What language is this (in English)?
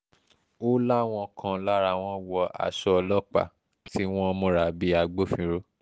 Yoruba